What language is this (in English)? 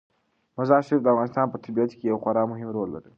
Pashto